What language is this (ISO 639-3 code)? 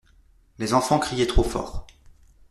fra